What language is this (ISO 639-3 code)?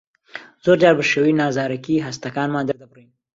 ckb